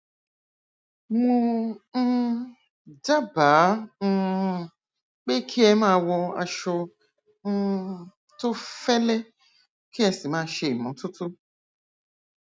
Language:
Yoruba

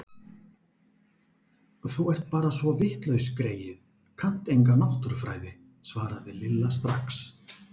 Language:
Icelandic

